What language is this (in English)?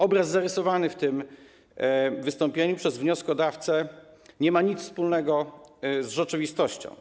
Polish